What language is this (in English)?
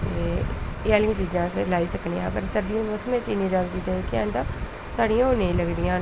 Dogri